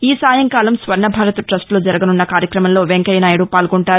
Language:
Telugu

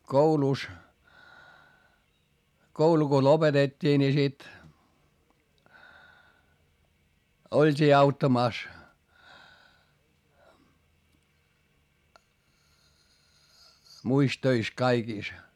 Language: Finnish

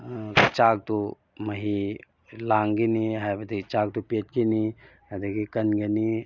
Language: Manipuri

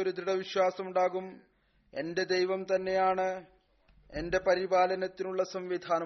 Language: Malayalam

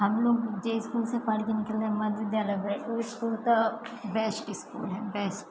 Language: Maithili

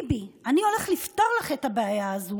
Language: Hebrew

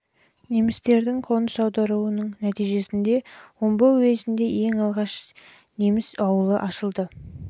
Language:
Kazakh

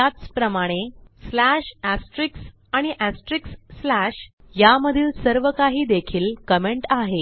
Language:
Marathi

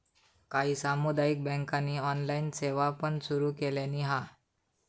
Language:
Marathi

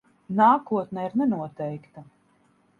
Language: Latvian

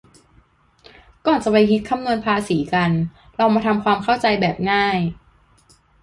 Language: Thai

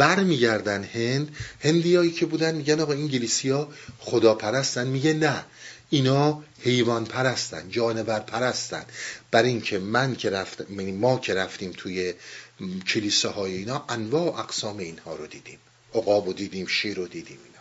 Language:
Persian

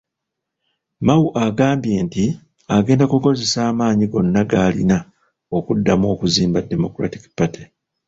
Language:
Ganda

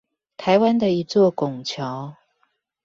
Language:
Chinese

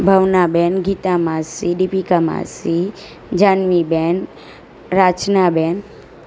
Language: Gujarati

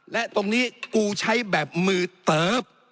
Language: Thai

